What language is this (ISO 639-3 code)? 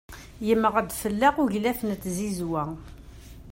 kab